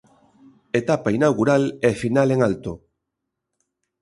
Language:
Galician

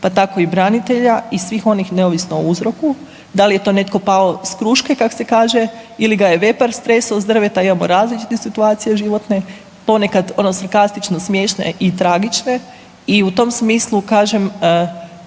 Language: Croatian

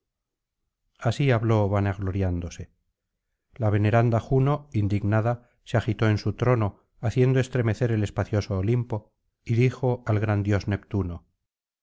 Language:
Spanish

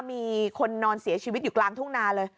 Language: Thai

